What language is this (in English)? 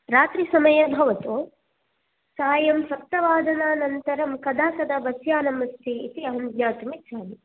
Sanskrit